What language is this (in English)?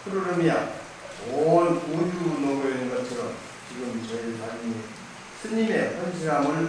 Korean